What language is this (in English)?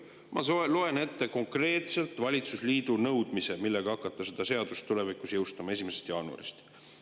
Estonian